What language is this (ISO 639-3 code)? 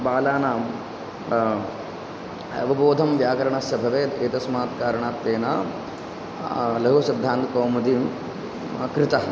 san